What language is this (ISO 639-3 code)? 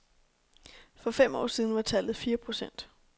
dan